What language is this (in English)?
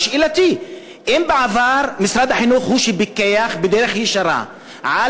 Hebrew